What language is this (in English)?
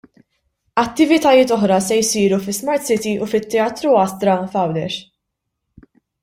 Maltese